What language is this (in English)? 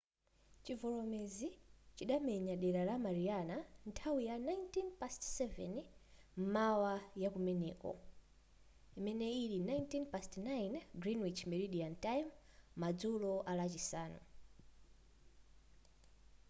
Nyanja